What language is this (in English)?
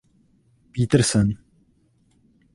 Czech